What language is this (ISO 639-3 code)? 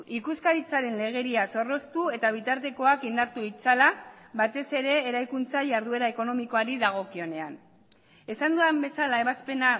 eus